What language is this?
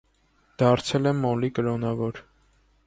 Armenian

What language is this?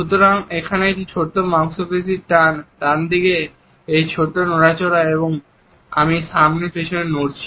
Bangla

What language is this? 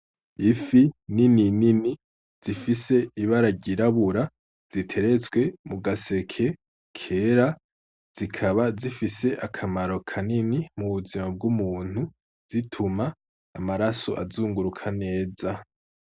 Rundi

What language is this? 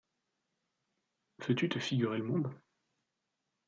French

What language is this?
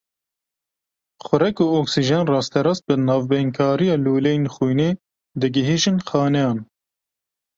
Kurdish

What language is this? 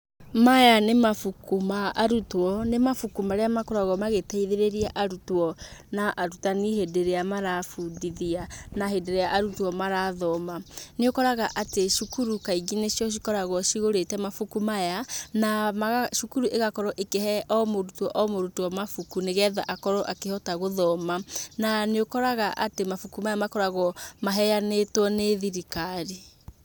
Kikuyu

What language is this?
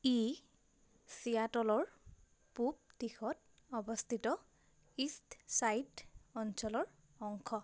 Assamese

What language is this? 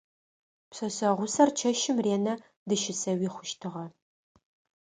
Adyghe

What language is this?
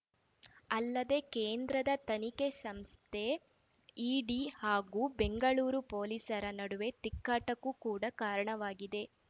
Kannada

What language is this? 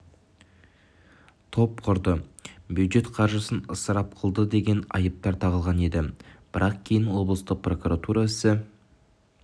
Kazakh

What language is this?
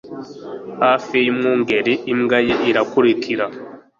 Kinyarwanda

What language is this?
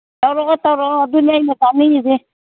Manipuri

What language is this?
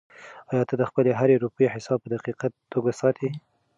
Pashto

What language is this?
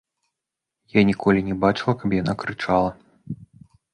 Belarusian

